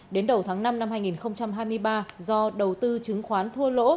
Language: Vietnamese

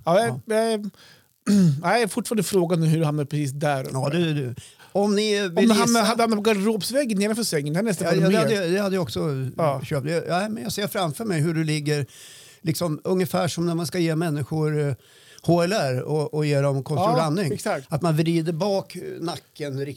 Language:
Swedish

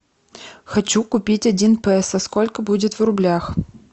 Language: Russian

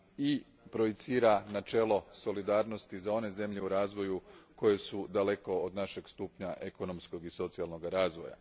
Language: Croatian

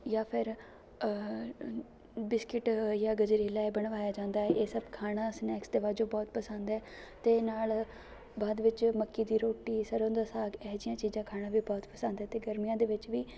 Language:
Punjabi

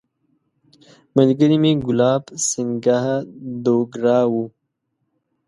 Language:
Pashto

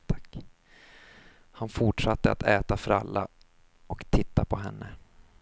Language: Swedish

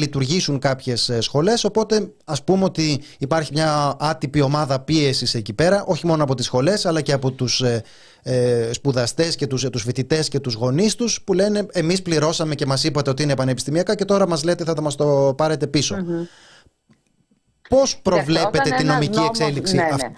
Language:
Greek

